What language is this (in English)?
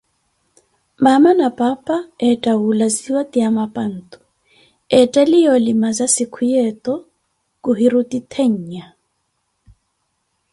Koti